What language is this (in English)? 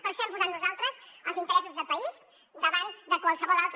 Catalan